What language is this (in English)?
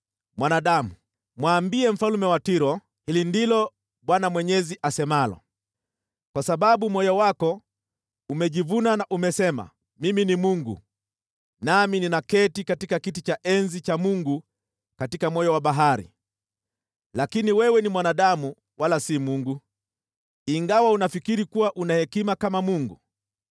Swahili